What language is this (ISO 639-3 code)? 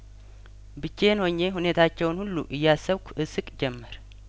amh